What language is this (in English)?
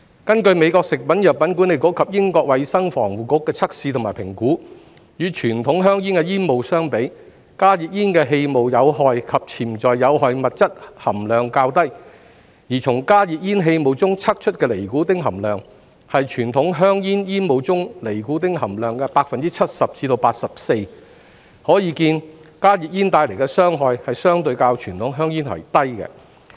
Cantonese